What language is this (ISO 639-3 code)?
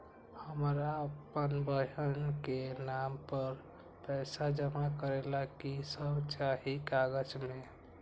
mag